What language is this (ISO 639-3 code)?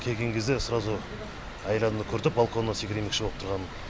kaz